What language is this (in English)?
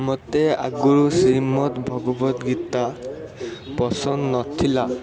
Odia